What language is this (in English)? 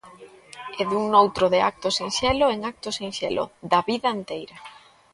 Galician